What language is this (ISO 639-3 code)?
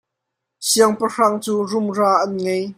cnh